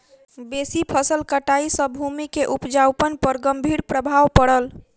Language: Maithili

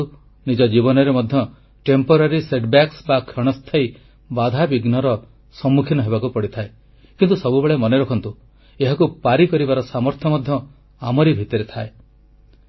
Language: Odia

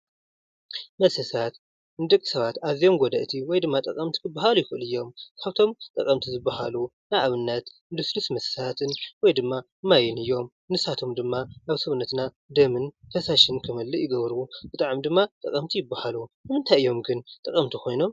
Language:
Tigrinya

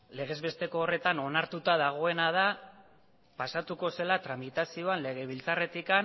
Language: Basque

